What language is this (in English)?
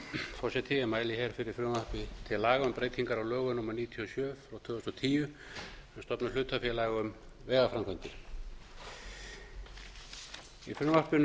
Icelandic